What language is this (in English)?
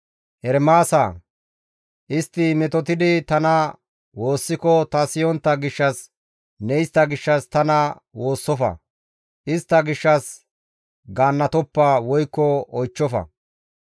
Gamo